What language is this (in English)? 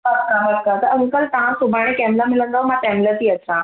Sindhi